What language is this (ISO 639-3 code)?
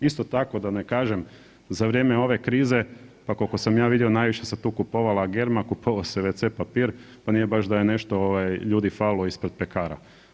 hrv